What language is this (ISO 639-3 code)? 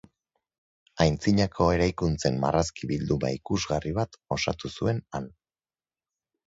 eus